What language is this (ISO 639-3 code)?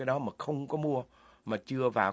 vie